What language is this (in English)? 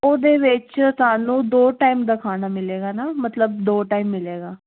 Punjabi